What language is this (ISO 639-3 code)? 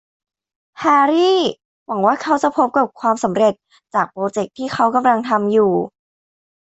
tha